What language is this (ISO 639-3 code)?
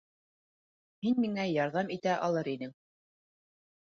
bak